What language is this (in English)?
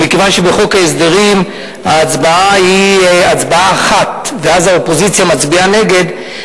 Hebrew